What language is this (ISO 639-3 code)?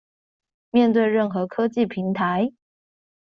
zho